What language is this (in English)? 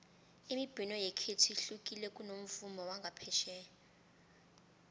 South Ndebele